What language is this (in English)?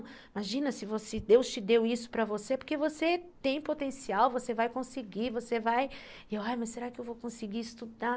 Portuguese